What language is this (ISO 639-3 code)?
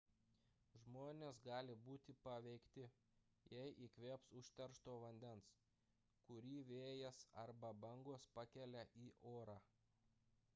lit